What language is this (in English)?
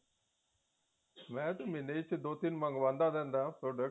Punjabi